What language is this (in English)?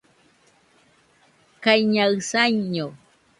Nüpode Huitoto